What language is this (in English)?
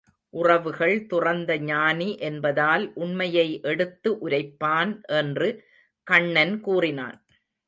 Tamil